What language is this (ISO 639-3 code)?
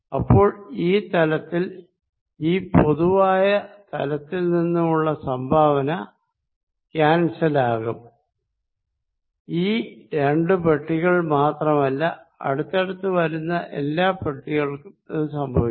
mal